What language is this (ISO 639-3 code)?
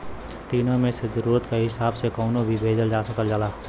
bho